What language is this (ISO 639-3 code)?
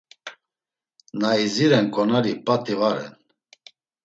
lzz